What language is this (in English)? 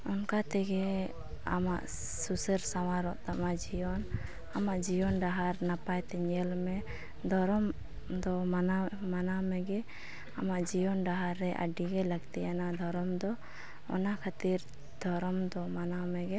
Santali